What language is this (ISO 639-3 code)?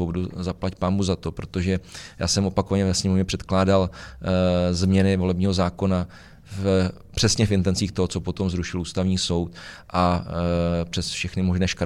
ces